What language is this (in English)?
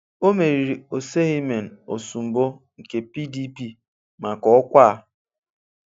Igbo